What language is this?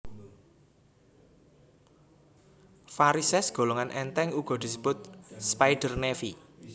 Javanese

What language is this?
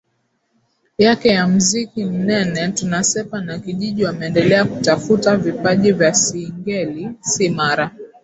Swahili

